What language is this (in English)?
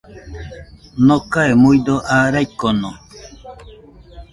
Nüpode Huitoto